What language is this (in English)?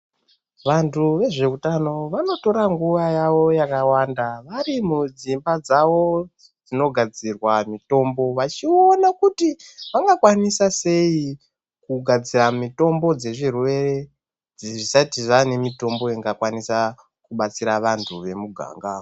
Ndau